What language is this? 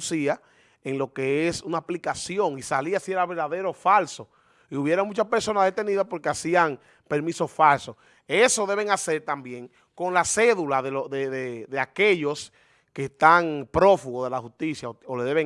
Spanish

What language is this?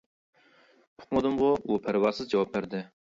Uyghur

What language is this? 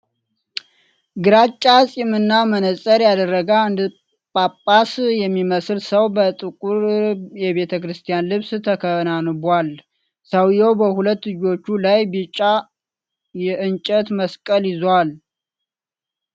Amharic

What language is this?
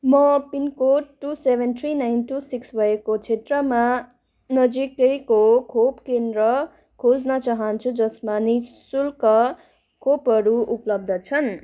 Nepali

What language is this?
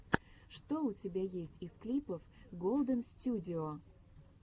Russian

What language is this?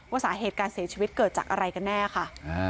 Thai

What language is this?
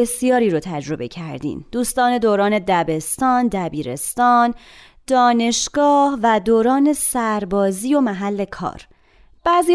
Persian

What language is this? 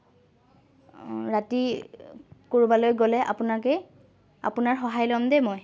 Assamese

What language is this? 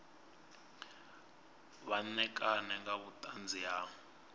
Venda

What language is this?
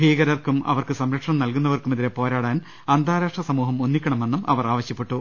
Malayalam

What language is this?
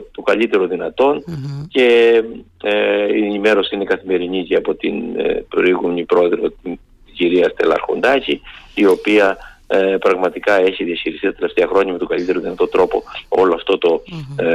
Greek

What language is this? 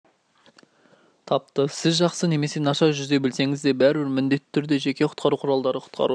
Kazakh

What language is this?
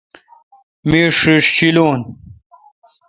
Kalkoti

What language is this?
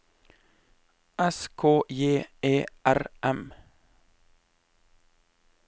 Norwegian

